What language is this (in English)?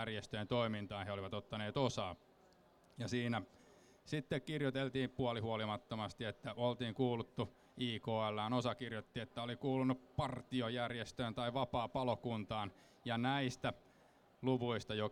Finnish